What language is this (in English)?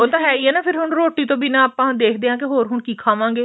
Punjabi